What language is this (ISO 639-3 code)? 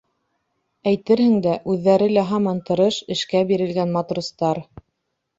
bak